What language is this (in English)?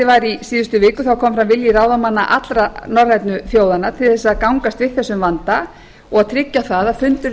Icelandic